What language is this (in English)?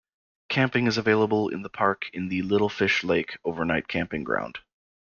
English